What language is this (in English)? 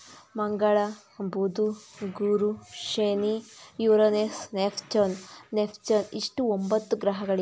Kannada